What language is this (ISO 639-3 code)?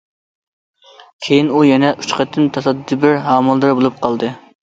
uig